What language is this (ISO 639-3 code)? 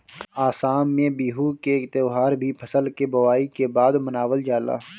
bho